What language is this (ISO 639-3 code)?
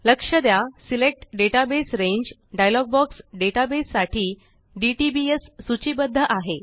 mar